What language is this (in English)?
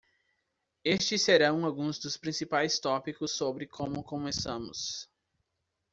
Portuguese